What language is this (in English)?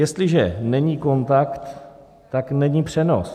Czech